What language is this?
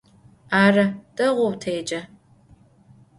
Adyghe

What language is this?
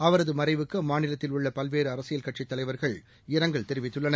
Tamil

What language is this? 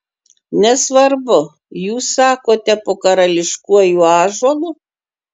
Lithuanian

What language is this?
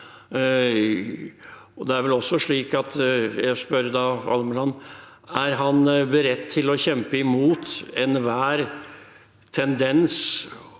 Norwegian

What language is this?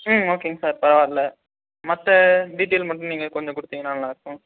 Tamil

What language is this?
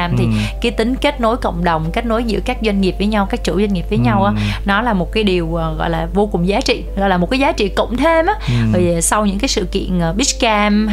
Vietnamese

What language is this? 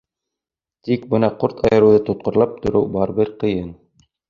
Bashkir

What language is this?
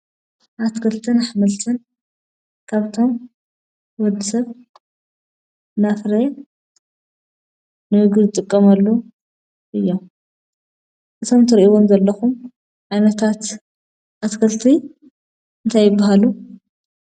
Tigrinya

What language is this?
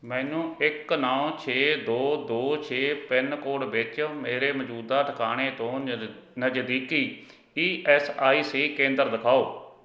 Punjabi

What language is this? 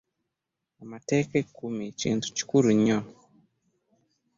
Ganda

